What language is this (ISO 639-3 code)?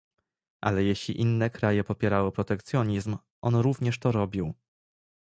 pol